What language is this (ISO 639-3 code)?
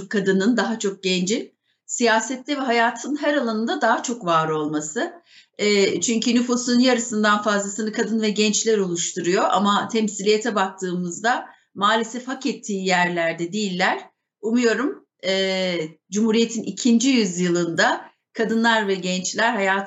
tur